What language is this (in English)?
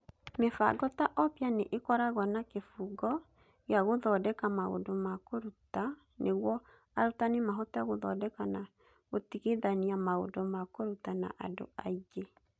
Kikuyu